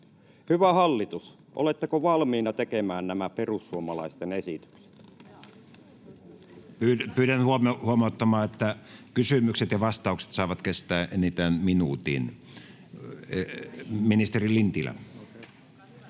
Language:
Finnish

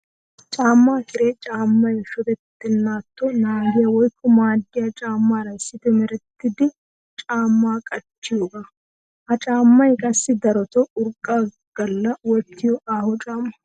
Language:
Wolaytta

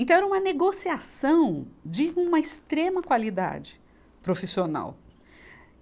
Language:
Portuguese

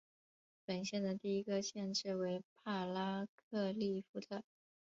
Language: Chinese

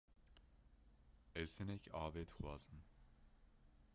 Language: Kurdish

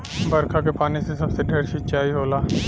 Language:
Bhojpuri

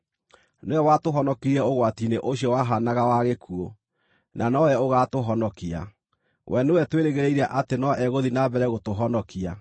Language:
Kikuyu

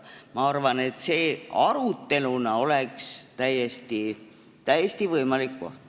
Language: Estonian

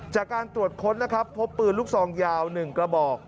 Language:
Thai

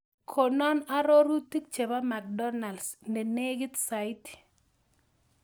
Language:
Kalenjin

